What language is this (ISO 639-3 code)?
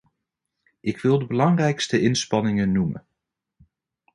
nld